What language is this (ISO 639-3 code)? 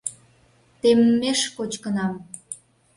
chm